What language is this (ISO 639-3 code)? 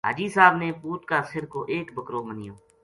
gju